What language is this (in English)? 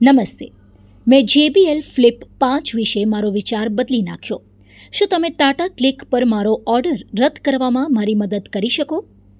Gujarati